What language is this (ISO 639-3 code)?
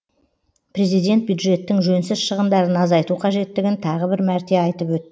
kaz